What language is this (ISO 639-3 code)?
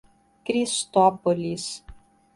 por